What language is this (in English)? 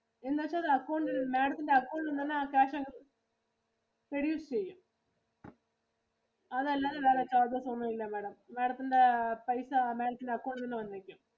Malayalam